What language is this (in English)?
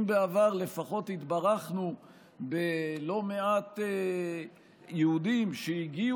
Hebrew